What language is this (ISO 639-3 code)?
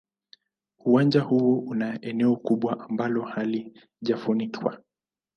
swa